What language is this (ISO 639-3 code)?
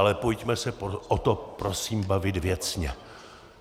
ces